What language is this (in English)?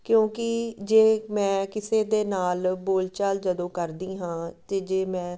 Punjabi